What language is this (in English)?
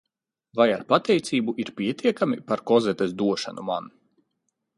Latvian